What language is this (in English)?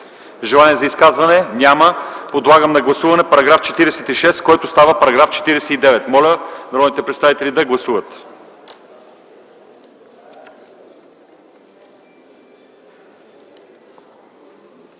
Bulgarian